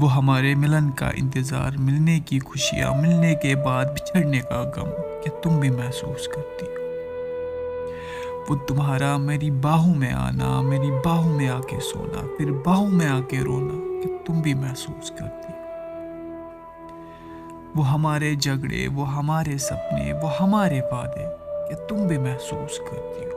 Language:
Urdu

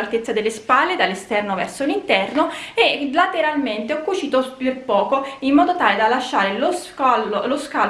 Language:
Italian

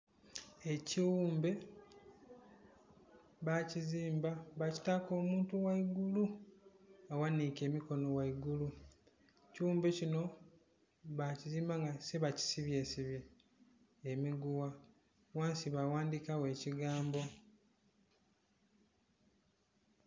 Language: Soga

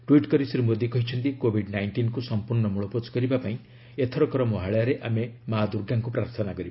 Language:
Odia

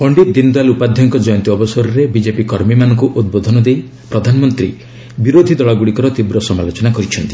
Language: Odia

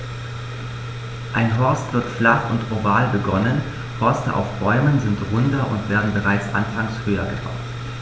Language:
German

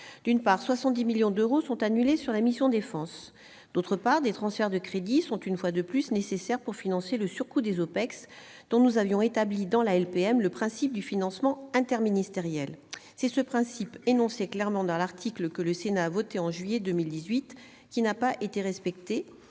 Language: French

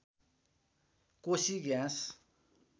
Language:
Nepali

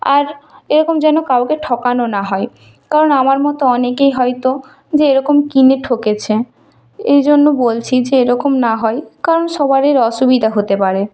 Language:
Bangla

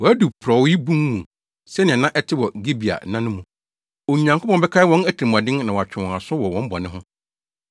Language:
Akan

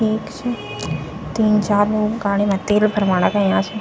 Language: Garhwali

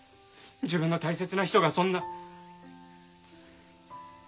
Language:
Japanese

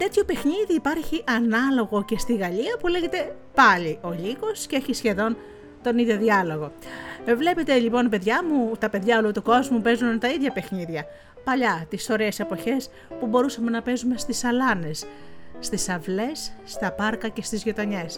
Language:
Greek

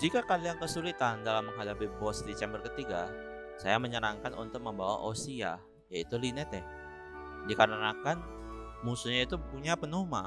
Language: Indonesian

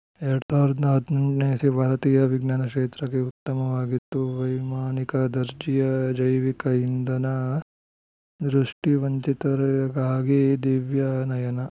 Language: Kannada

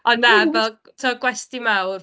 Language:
Welsh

